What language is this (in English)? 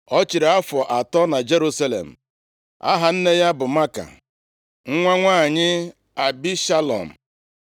Igbo